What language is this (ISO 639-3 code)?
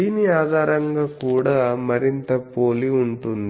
tel